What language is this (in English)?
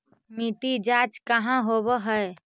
Magahi